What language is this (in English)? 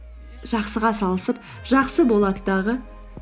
Kazakh